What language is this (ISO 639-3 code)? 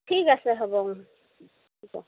asm